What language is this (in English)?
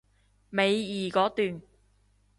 Cantonese